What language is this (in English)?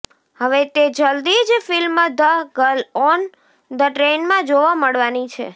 Gujarati